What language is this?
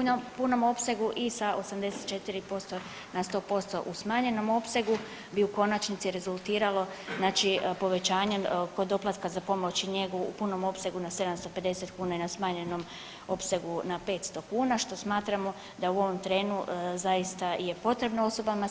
Croatian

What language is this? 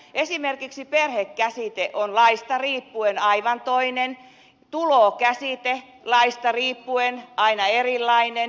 Finnish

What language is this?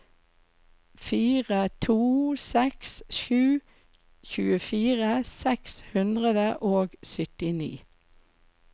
Norwegian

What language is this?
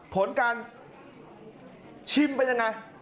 Thai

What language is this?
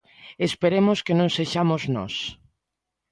Galician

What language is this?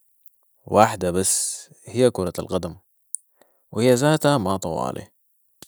Sudanese Arabic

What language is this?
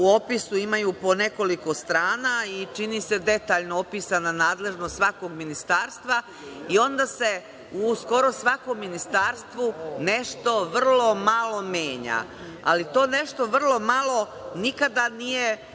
Serbian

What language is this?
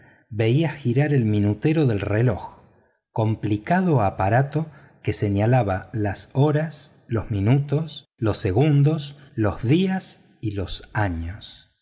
Spanish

